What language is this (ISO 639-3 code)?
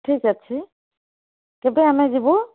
ori